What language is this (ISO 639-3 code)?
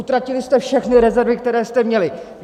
ces